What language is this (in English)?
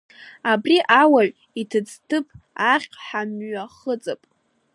Abkhazian